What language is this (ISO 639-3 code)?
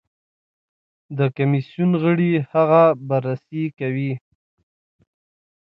pus